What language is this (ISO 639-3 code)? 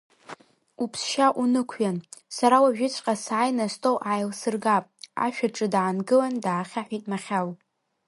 abk